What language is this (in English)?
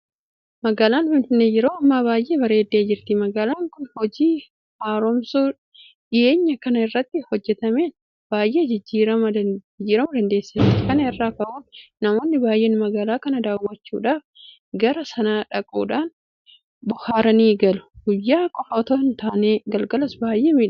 Oromo